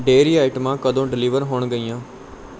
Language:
Punjabi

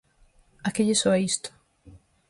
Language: Galician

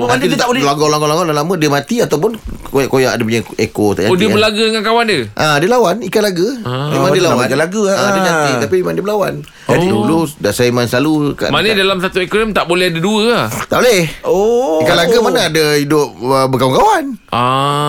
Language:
Malay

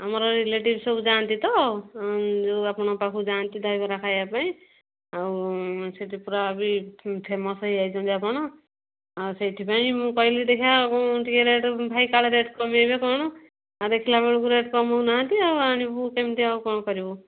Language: Odia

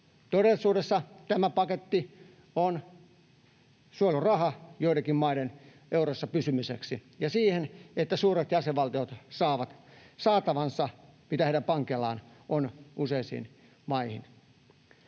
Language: Finnish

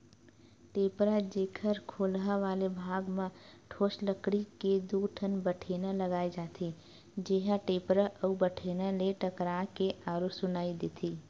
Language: Chhattisgarhi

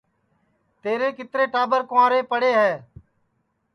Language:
Sansi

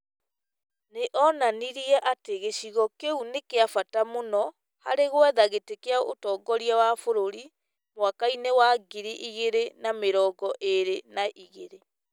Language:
Kikuyu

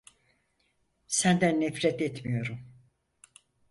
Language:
Turkish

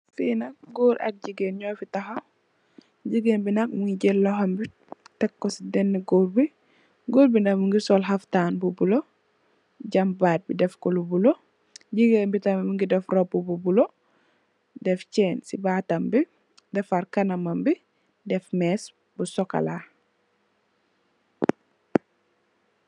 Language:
Wolof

